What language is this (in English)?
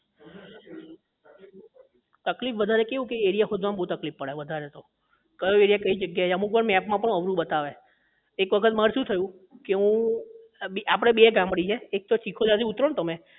Gujarati